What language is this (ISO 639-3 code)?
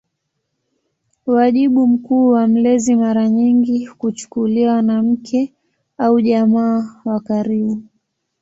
swa